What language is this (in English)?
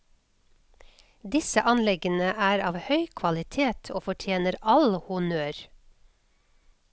Norwegian